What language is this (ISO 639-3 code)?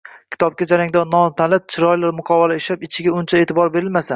uzb